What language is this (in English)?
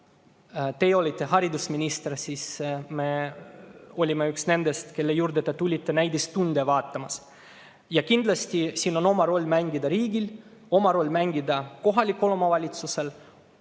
Estonian